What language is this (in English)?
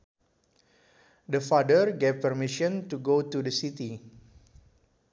Sundanese